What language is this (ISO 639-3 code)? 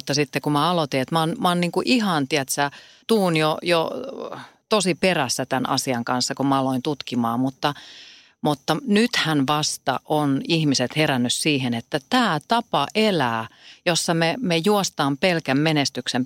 fin